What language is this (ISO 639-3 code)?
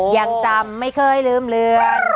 tha